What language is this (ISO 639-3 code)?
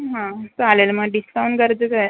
mar